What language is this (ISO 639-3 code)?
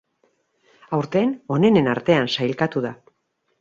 eus